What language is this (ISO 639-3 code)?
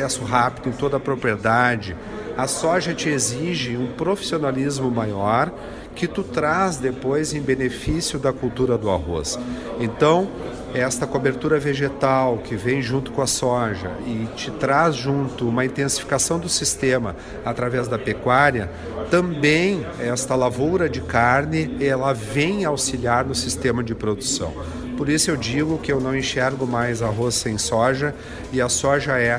por